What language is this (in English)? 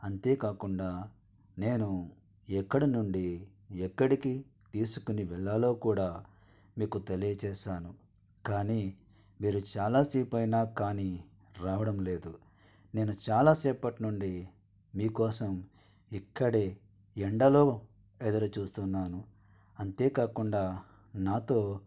Telugu